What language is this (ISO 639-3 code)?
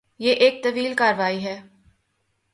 urd